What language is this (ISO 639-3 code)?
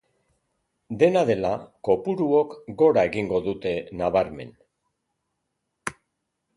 eus